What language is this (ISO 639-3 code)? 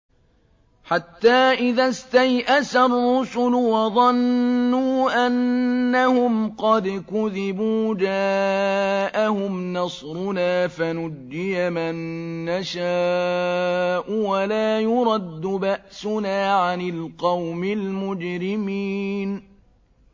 ara